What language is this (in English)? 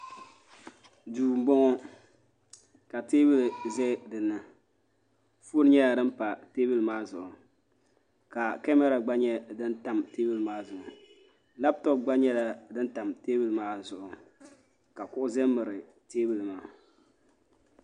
Dagbani